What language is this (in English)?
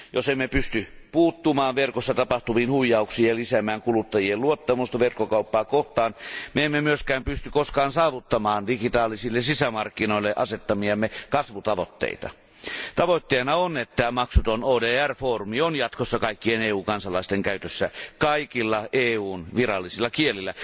Finnish